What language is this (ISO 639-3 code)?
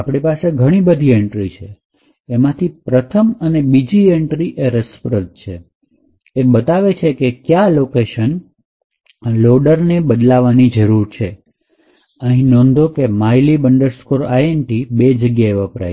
guj